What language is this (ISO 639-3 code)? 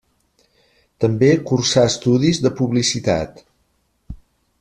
cat